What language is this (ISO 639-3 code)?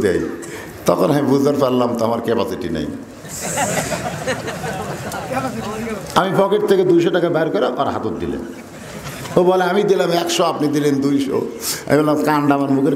ron